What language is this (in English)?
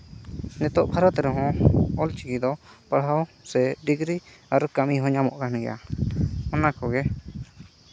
Santali